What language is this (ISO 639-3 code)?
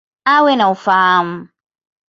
swa